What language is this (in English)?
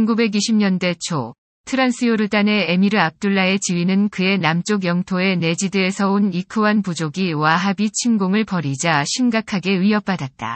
Korean